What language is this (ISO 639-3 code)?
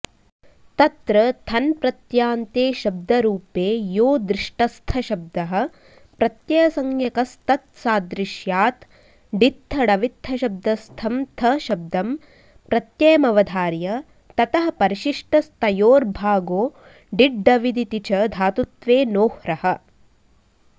san